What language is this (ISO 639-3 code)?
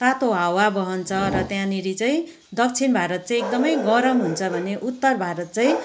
nep